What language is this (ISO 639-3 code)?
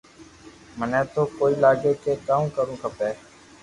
lrk